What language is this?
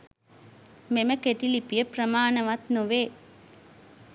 Sinhala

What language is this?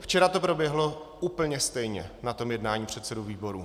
Czech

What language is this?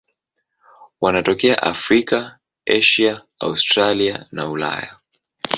Swahili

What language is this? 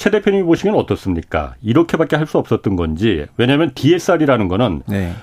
Korean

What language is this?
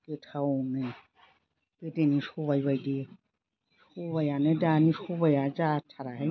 Bodo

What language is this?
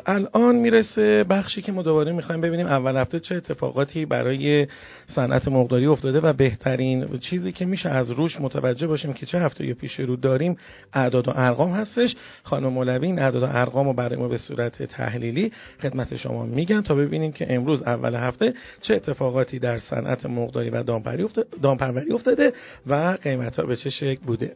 Persian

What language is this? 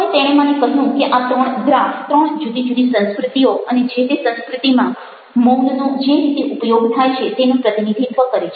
Gujarati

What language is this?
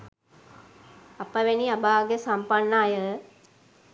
Sinhala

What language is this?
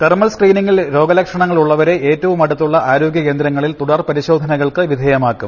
Malayalam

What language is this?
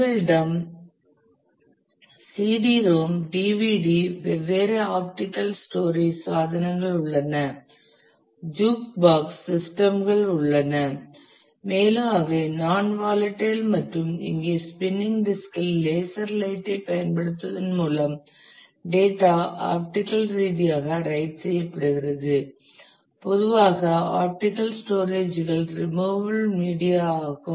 Tamil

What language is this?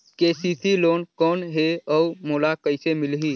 Chhattisgarhi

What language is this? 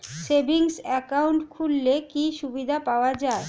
Bangla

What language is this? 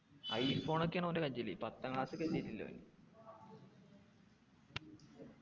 Malayalam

